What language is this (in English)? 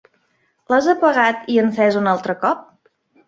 Catalan